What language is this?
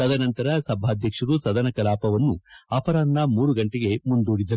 Kannada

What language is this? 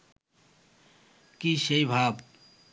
Bangla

